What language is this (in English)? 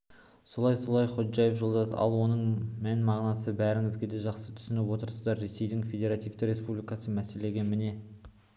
Kazakh